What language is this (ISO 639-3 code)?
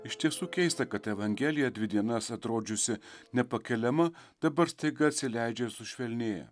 lit